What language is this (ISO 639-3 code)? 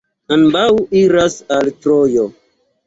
epo